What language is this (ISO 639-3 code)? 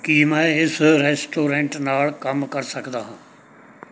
pan